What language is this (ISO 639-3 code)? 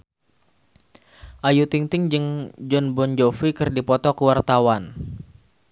sun